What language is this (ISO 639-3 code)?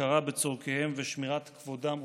heb